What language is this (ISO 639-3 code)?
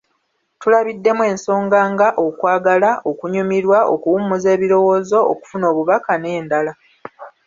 lug